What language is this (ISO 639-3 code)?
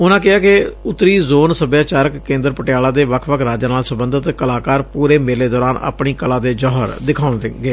pan